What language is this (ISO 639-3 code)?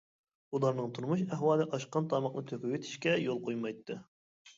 uig